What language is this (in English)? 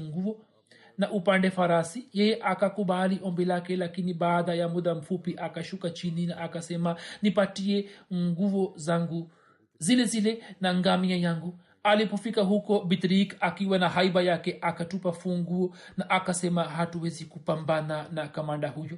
Swahili